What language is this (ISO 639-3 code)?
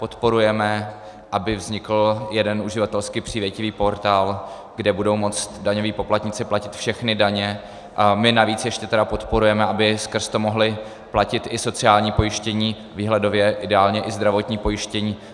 ces